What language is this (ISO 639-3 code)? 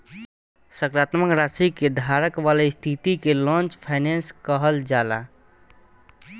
bho